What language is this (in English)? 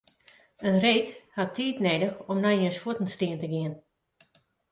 Western Frisian